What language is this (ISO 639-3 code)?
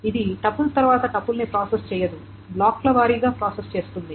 tel